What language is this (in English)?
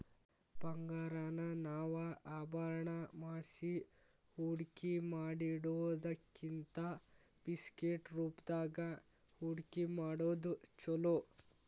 Kannada